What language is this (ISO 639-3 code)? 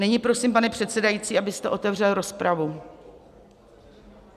ces